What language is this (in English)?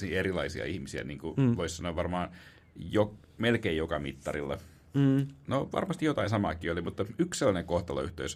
Finnish